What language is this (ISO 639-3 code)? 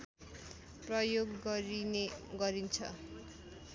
nep